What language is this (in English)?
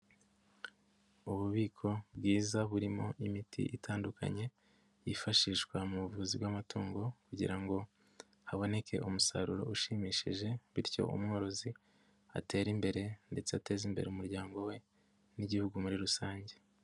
Kinyarwanda